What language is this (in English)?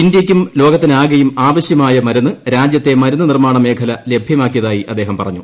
Malayalam